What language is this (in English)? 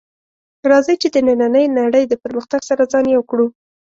Pashto